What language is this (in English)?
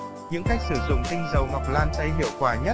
Vietnamese